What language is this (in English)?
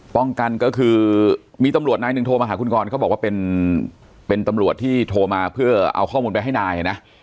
Thai